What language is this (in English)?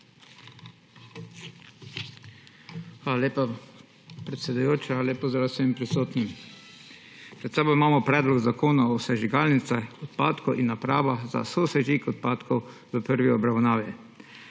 Slovenian